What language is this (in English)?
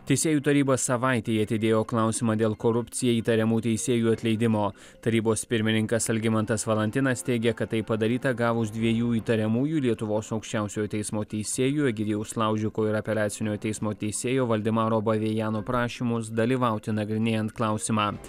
Lithuanian